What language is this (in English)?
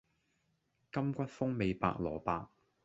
Cantonese